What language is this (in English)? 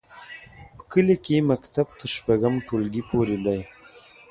Pashto